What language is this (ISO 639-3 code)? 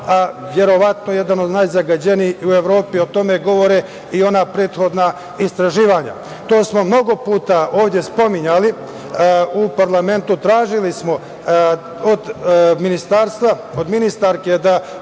srp